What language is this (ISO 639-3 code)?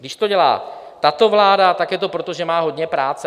ces